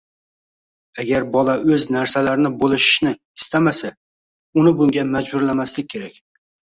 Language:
Uzbek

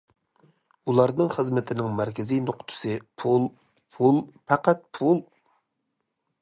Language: Uyghur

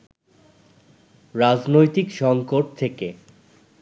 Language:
Bangla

